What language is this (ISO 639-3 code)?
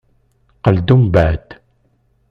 kab